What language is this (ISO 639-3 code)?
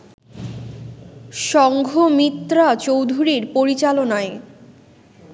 ben